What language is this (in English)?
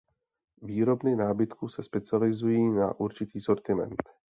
Czech